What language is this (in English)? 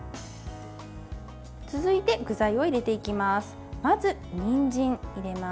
Japanese